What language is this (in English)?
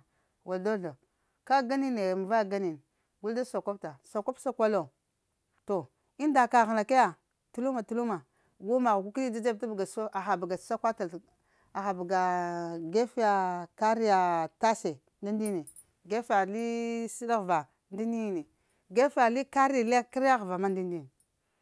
Lamang